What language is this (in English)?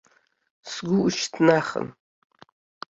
Abkhazian